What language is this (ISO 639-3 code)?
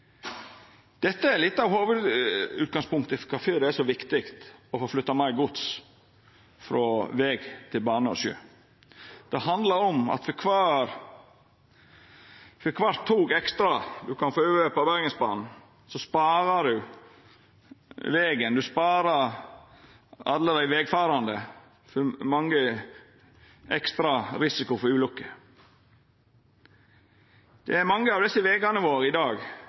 nno